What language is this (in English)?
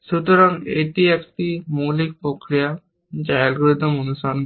Bangla